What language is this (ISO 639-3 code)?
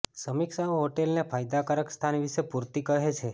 guj